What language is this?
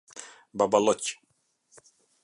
Albanian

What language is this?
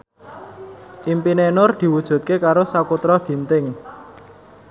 Javanese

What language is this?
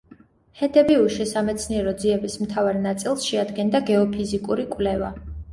Georgian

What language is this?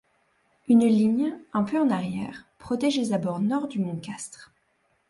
French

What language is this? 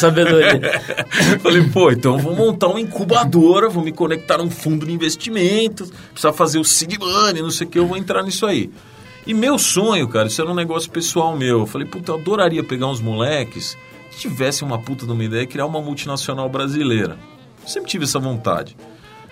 Portuguese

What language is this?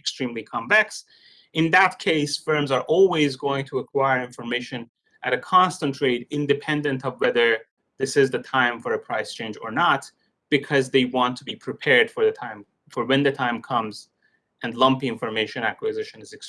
English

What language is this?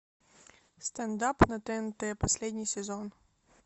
Russian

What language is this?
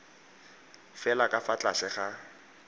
Tswana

